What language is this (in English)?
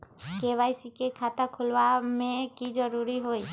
Magahi